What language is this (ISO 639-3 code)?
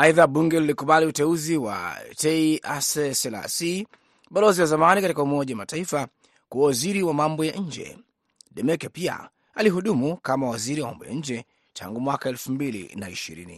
swa